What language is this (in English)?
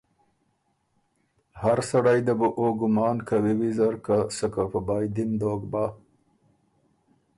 Ormuri